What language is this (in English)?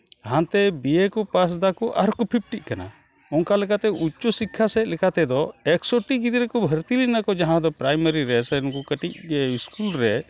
Santali